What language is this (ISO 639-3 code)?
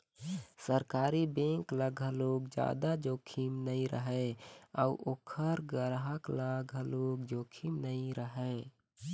hne